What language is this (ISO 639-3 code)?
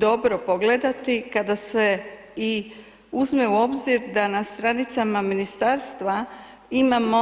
hrv